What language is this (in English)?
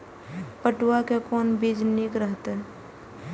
Maithili